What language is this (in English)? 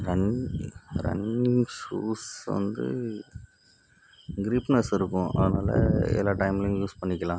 Tamil